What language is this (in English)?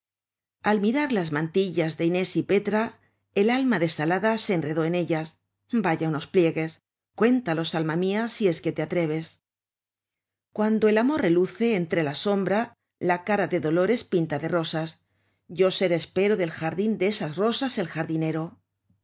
Spanish